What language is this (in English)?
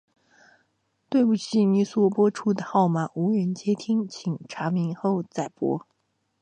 Chinese